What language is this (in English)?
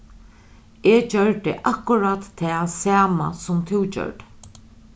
Faroese